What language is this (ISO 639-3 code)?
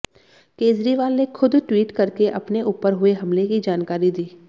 hin